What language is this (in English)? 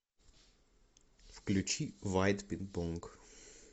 Russian